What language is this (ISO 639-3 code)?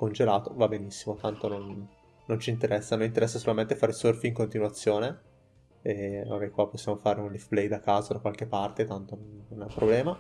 ita